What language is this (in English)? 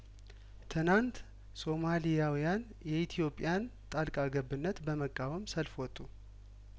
Amharic